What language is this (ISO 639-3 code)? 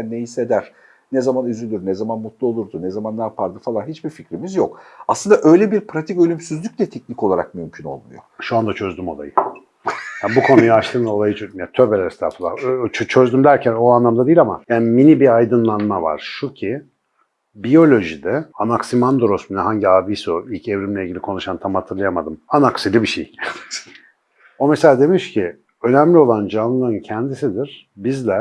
tur